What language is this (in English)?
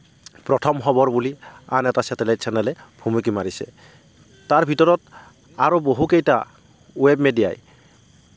Assamese